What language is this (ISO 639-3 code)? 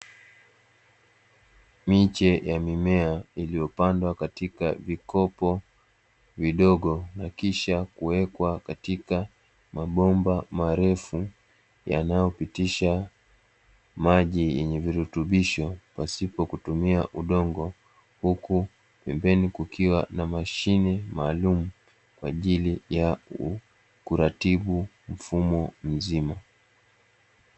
swa